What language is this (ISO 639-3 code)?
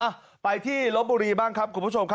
tha